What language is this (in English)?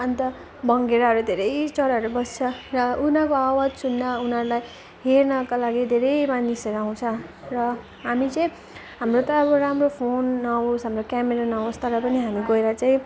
Nepali